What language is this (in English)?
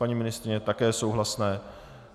Czech